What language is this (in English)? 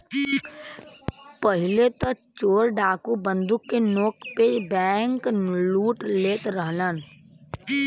Bhojpuri